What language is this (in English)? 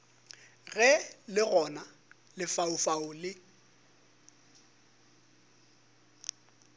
Northern Sotho